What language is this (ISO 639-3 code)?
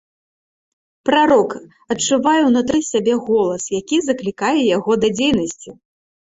bel